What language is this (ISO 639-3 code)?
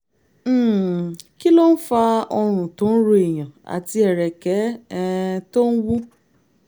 yor